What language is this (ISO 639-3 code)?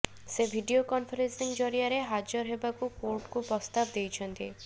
ori